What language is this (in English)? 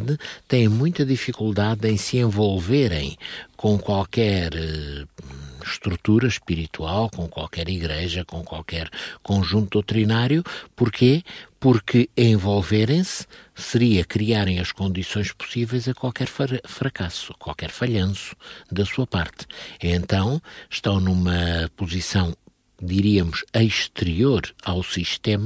Portuguese